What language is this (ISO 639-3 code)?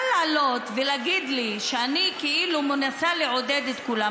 heb